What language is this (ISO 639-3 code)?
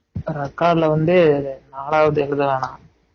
tam